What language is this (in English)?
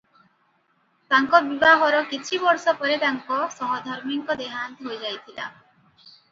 Odia